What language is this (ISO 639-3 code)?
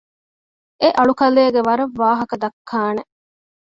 div